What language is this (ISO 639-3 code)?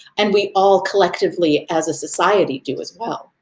eng